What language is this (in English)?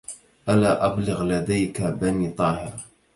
Arabic